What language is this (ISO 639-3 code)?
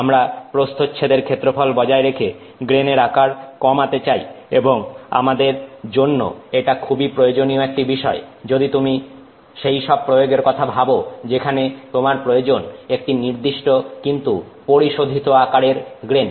ben